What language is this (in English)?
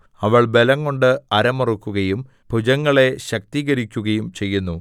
Malayalam